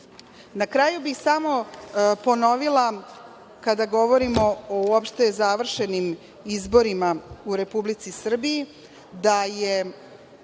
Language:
Serbian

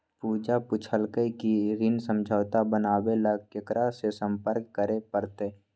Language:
Magahi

